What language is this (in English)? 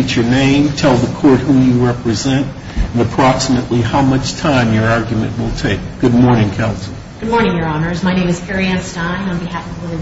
English